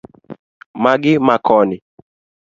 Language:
Luo (Kenya and Tanzania)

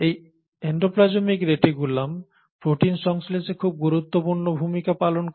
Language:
Bangla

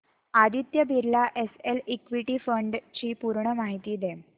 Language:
Marathi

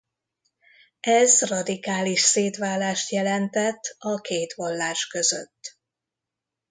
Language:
Hungarian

